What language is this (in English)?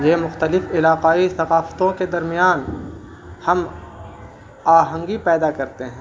Urdu